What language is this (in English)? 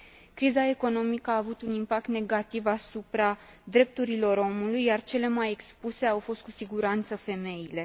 Romanian